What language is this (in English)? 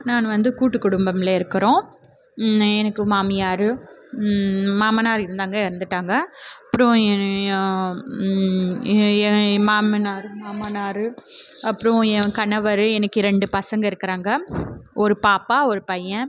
Tamil